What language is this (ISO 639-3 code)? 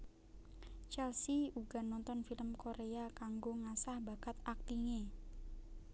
jav